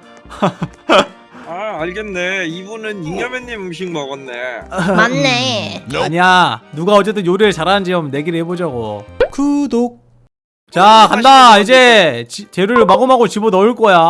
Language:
Korean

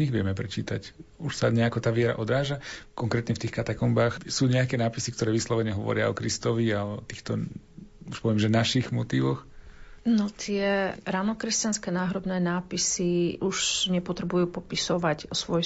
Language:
Slovak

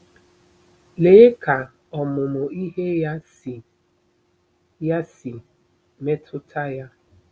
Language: Igbo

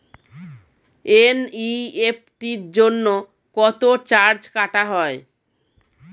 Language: Bangla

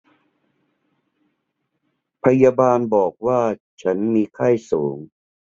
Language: Thai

